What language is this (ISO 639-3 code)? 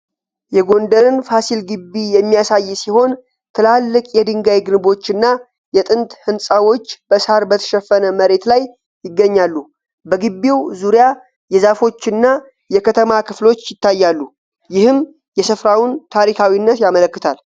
amh